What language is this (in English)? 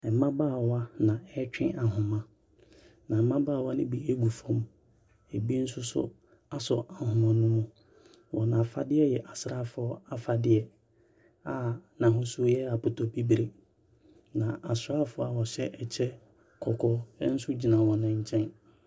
Akan